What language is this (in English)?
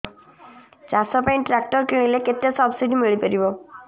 Odia